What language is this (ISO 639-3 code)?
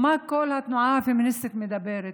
heb